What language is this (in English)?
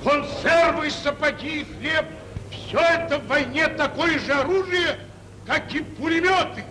Russian